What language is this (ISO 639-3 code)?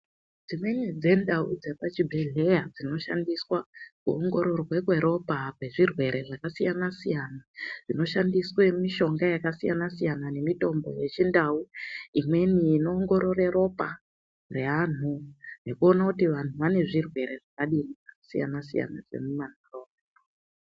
ndc